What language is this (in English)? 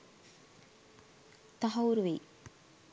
Sinhala